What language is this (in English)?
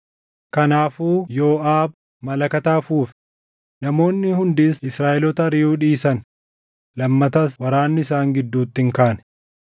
Oromo